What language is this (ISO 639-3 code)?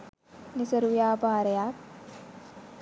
sin